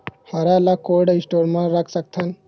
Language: Chhattisgarhi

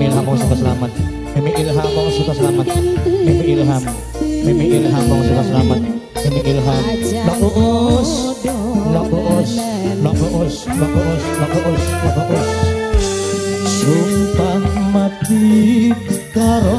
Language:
Indonesian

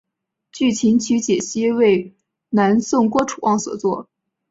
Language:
Chinese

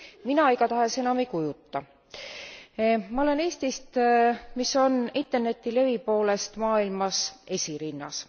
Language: Estonian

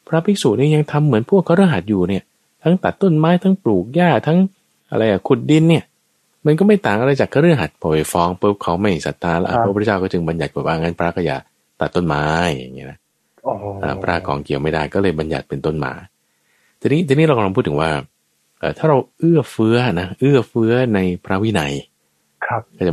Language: Thai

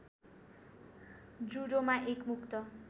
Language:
Nepali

